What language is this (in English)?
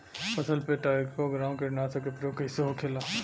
Bhojpuri